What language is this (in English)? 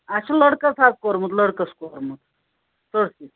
Kashmiri